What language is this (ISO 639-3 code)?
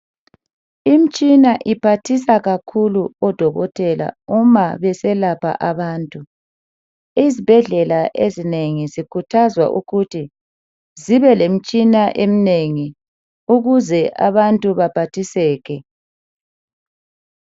nde